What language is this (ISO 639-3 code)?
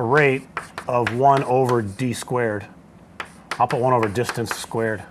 eng